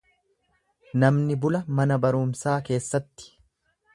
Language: Oromo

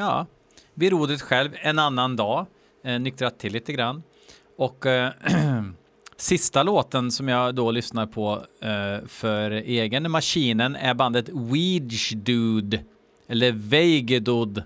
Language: Swedish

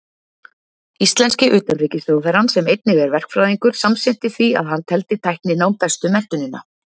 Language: Icelandic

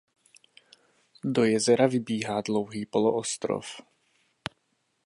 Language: Czech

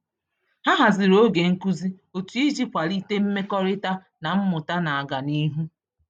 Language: Igbo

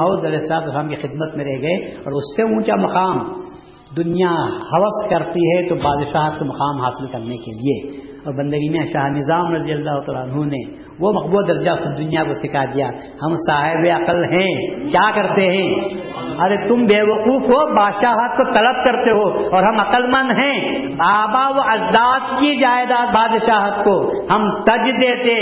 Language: Urdu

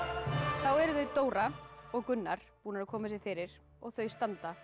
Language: Icelandic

